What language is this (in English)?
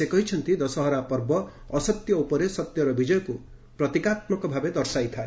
Odia